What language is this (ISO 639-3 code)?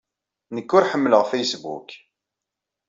kab